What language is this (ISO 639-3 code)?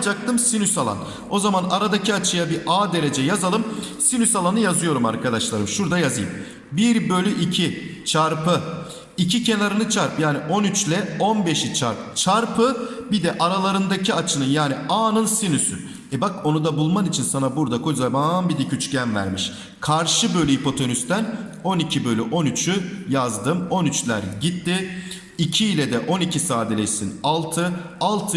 tur